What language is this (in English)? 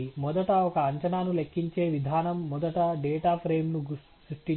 Telugu